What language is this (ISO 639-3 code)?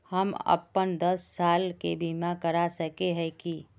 mag